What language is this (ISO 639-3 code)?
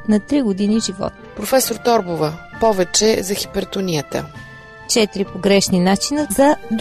bul